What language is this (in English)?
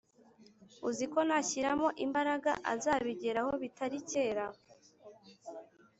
Kinyarwanda